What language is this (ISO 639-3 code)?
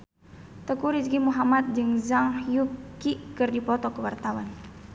sun